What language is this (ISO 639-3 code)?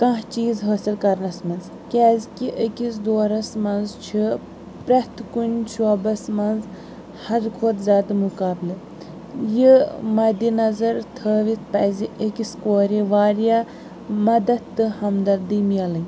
kas